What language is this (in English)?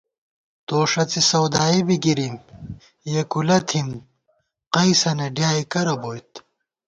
Gawar-Bati